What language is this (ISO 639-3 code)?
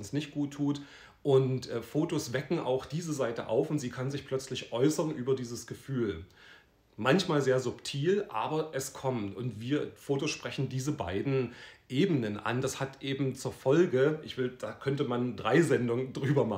deu